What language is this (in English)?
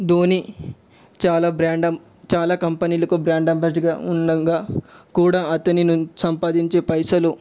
Telugu